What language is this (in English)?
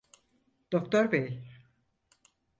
Turkish